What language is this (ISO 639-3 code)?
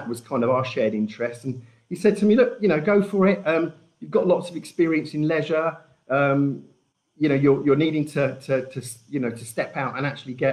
eng